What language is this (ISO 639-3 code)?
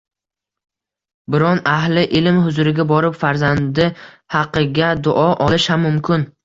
uzb